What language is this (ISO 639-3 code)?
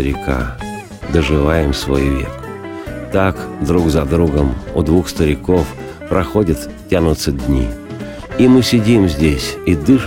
rus